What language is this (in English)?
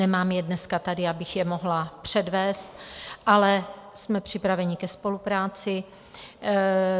Czech